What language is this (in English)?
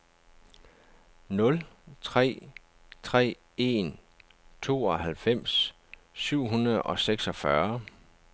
Danish